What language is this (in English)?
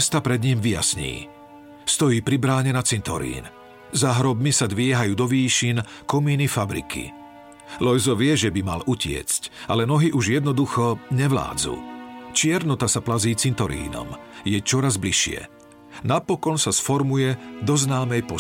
Slovak